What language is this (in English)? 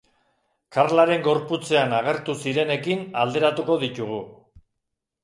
Basque